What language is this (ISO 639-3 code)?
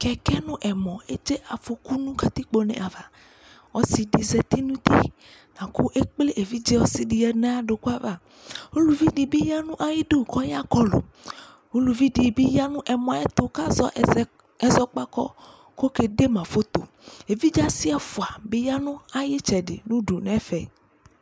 kpo